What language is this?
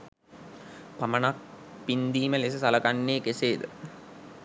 Sinhala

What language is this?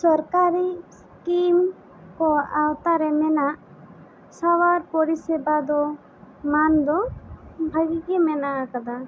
Santali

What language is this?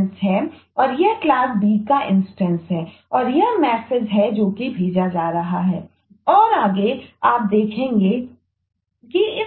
Hindi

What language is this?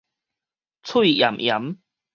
Min Nan Chinese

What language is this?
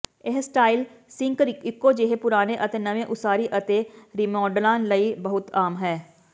Punjabi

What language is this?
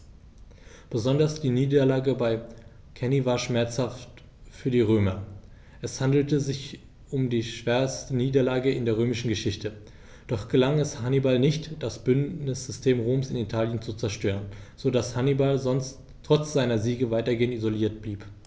German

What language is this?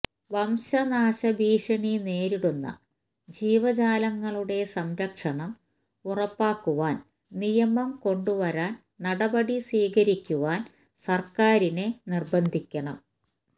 Malayalam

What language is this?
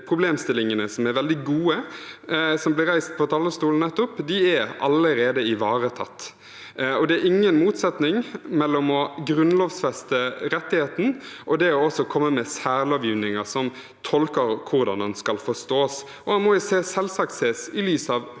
Norwegian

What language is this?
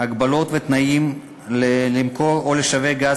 Hebrew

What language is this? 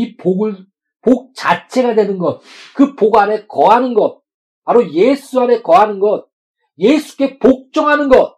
Korean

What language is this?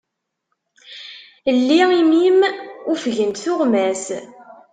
Kabyle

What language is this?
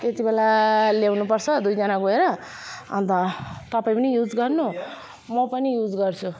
Nepali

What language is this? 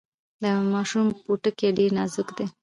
Pashto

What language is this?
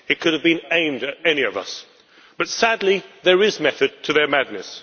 English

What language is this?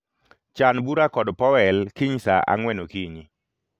Luo (Kenya and Tanzania)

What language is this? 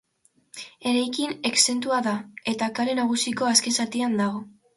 Basque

